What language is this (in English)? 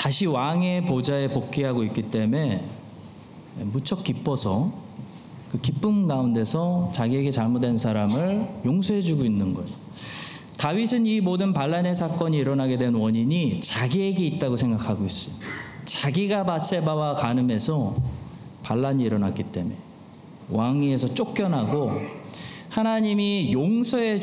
Korean